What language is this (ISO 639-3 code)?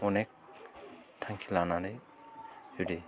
brx